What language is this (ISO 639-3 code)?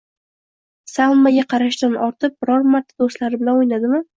uzb